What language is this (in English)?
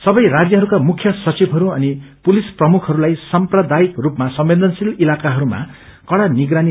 Nepali